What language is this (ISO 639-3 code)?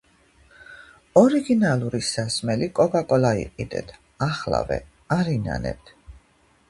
kat